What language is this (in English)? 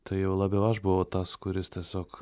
Lithuanian